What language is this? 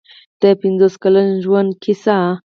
Pashto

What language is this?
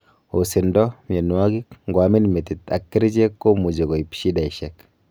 Kalenjin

